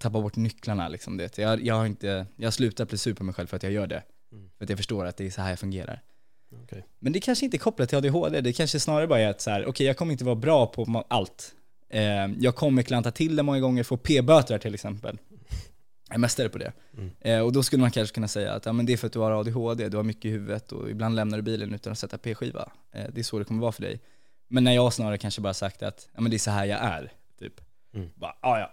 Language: Swedish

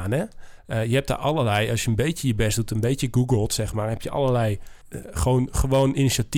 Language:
Dutch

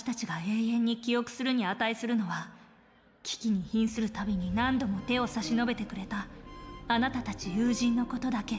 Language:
Japanese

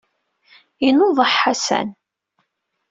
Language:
Kabyle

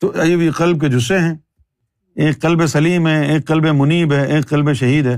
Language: Urdu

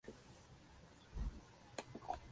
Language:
Spanish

